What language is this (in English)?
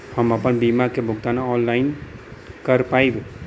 Bhojpuri